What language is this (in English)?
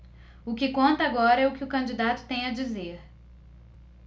Portuguese